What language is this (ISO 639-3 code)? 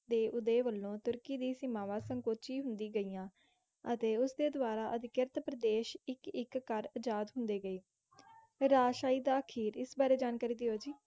pan